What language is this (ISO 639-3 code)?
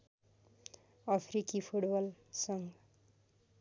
nep